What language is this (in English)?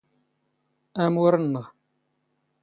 Standard Moroccan Tamazight